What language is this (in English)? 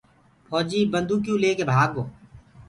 Gurgula